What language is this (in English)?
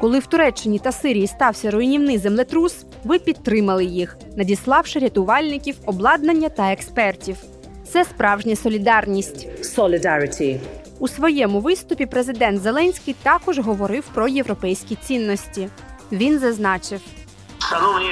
Ukrainian